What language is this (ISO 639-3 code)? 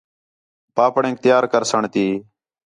xhe